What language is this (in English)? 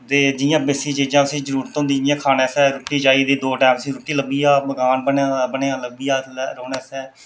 Dogri